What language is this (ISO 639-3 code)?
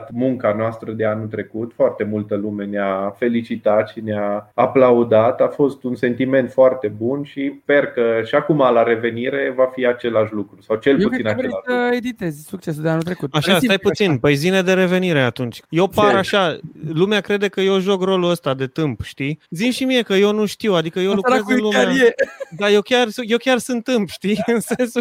ron